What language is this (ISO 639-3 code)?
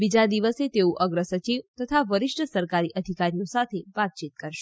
guj